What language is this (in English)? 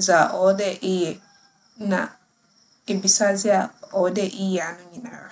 Akan